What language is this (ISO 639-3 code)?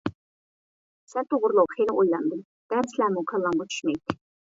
uig